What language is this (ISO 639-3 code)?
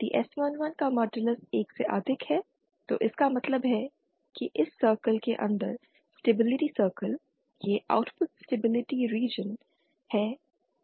hin